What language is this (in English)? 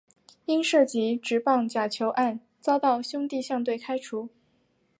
Chinese